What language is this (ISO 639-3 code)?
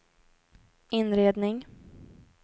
swe